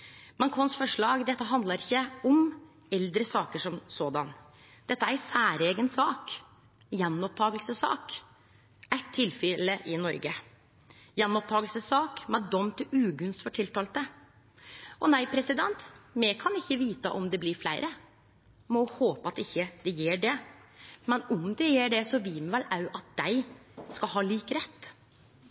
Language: Norwegian Nynorsk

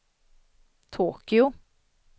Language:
Swedish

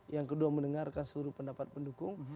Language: Indonesian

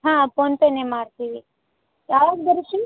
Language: Kannada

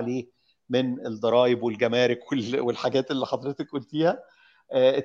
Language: Arabic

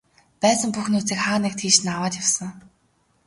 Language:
Mongolian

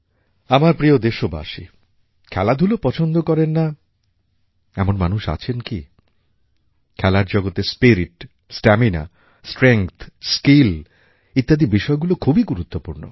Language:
Bangla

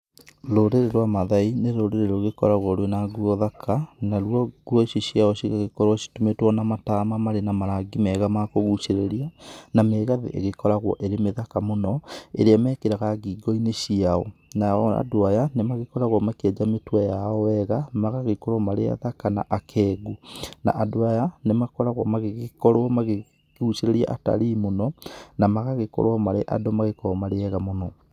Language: Kikuyu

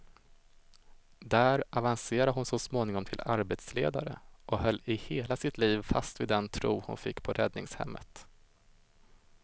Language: Swedish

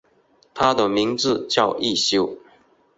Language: Chinese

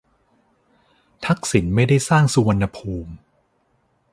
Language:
Thai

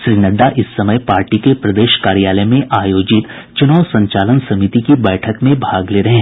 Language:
Hindi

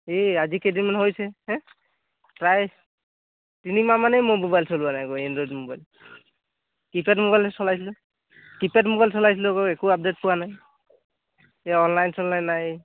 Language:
Assamese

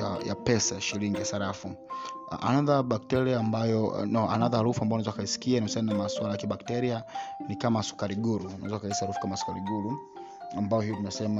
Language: Swahili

